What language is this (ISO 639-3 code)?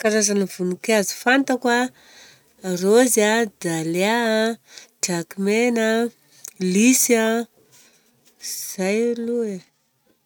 bzc